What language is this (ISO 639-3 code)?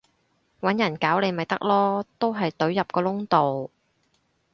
yue